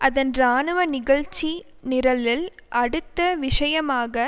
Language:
Tamil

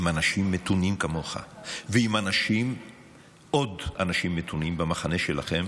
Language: Hebrew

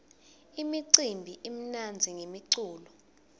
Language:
Swati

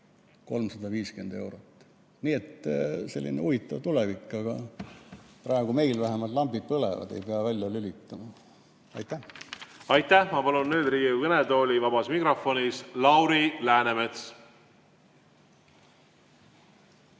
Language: Estonian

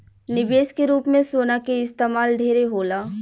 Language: Bhojpuri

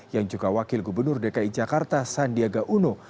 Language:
Indonesian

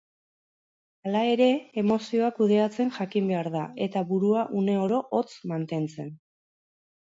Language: Basque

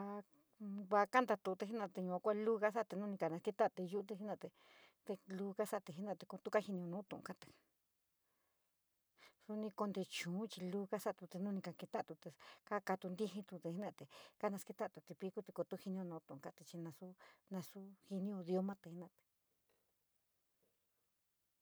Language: San Miguel El Grande Mixtec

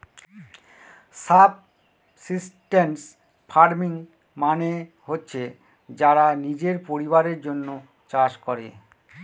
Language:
Bangla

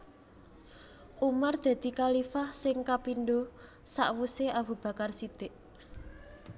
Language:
Javanese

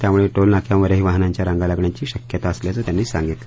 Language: Marathi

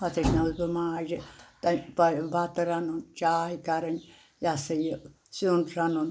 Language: Kashmiri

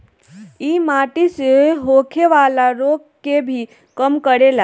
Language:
Bhojpuri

